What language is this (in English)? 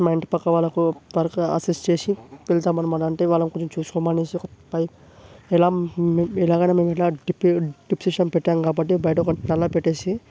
Telugu